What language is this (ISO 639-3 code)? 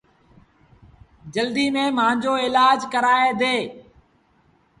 sbn